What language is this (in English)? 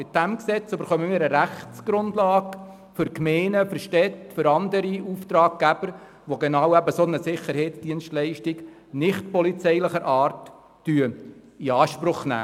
Swiss German